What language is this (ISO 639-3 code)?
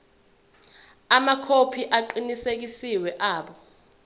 zul